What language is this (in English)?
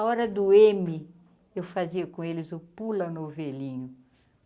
Portuguese